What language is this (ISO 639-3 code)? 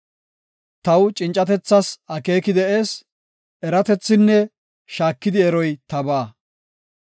gof